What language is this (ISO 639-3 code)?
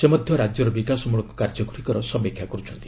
ori